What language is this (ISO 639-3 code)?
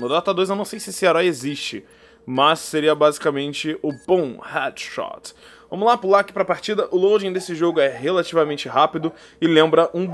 por